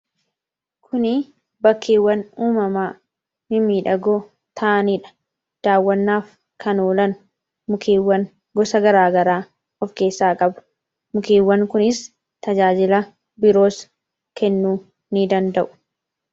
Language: Oromo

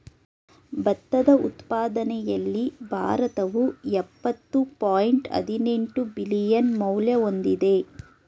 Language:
Kannada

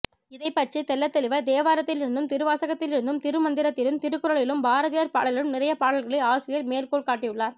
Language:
Tamil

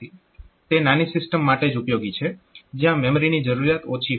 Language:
Gujarati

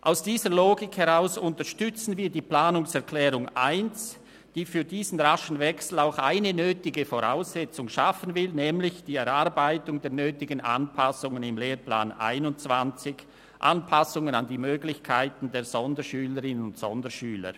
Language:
Swiss German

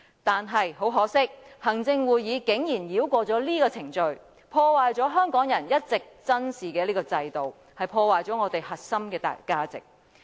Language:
Cantonese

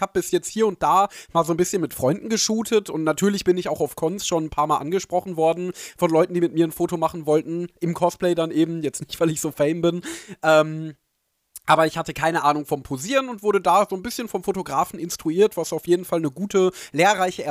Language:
German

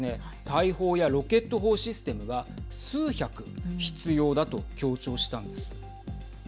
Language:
Japanese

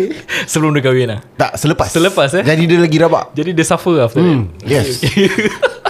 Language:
Malay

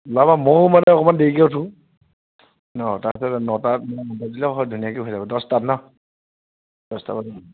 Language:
Assamese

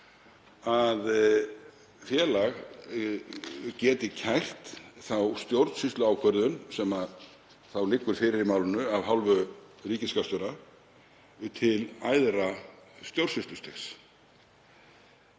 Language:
Icelandic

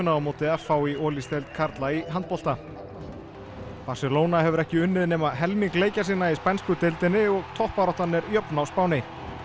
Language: Icelandic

